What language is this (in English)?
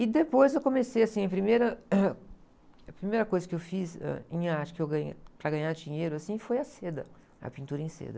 Portuguese